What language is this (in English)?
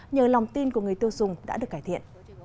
Vietnamese